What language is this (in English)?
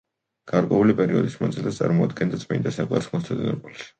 Georgian